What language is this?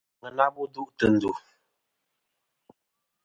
Kom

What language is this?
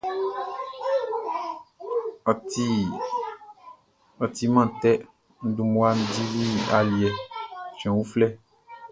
Baoulé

